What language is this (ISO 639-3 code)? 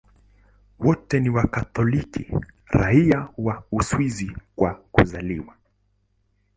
swa